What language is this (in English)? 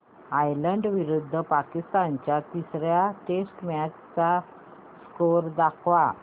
Marathi